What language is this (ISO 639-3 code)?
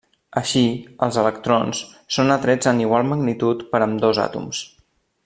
cat